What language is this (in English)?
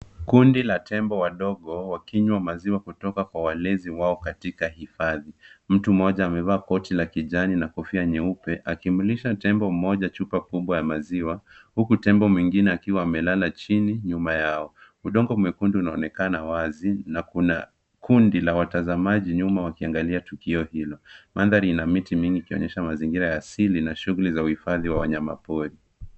Swahili